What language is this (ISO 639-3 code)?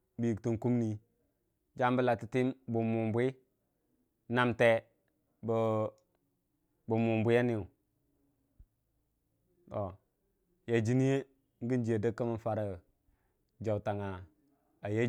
cfa